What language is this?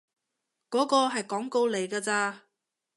Cantonese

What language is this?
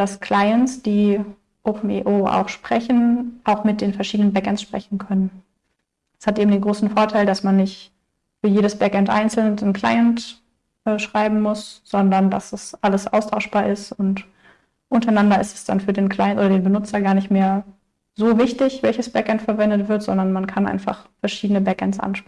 German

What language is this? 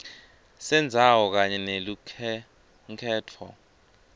Swati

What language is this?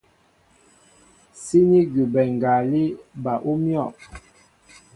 Mbo (Cameroon)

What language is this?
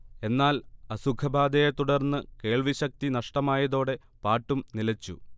Malayalam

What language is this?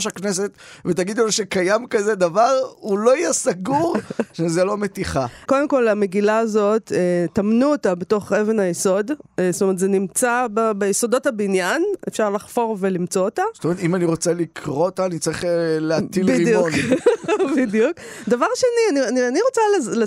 Hebrew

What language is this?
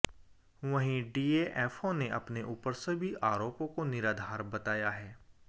Hindi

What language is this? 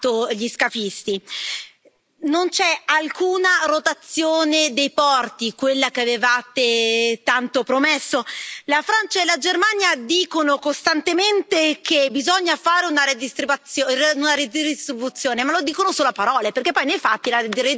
Italian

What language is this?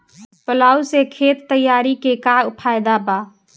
Bhojpuri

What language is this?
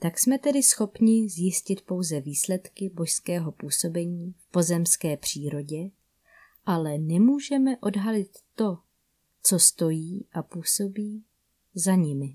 Czech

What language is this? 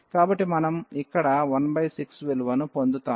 Telugu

